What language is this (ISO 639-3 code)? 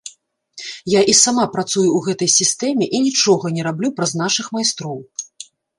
bel